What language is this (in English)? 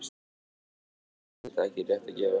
Icelandic